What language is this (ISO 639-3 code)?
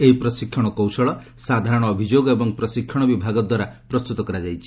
ori